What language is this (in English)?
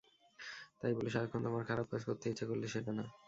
Bangla